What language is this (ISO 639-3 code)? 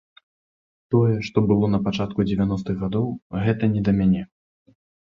bel